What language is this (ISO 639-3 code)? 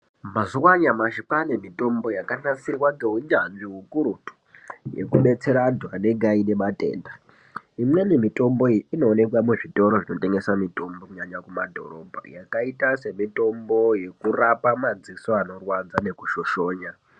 ndc